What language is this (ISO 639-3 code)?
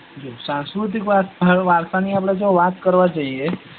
guj